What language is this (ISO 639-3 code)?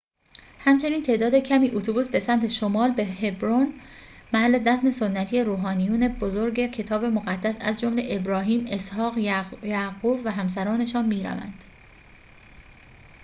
fas